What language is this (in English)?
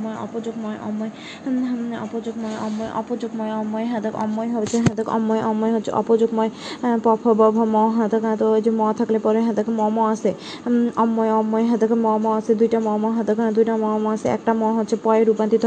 Bangla